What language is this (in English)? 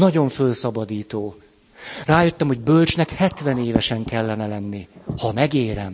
Hungarian